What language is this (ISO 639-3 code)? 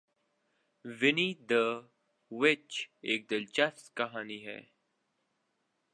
urd